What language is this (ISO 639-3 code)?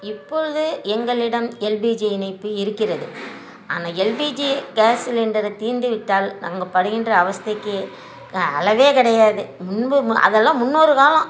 tam